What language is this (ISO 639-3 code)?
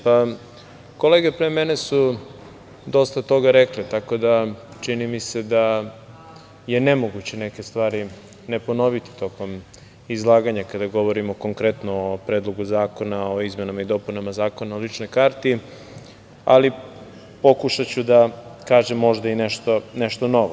srp